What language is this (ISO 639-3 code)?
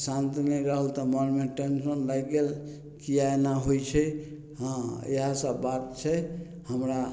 mai